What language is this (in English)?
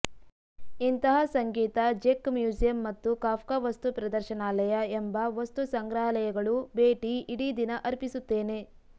Kannada